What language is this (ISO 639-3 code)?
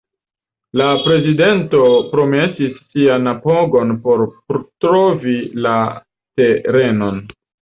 epo